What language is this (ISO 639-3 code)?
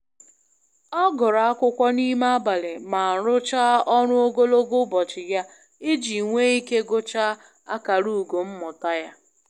ibo